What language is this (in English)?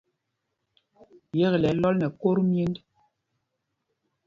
Mpumpong